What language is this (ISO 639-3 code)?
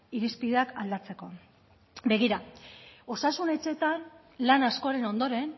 eus